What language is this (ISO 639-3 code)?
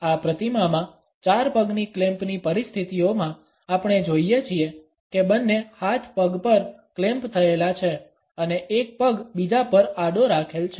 guj